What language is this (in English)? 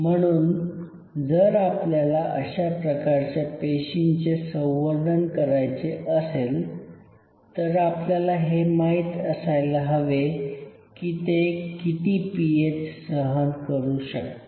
Marathi